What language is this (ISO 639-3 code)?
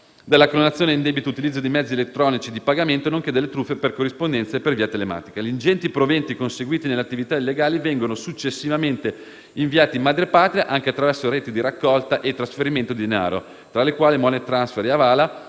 ita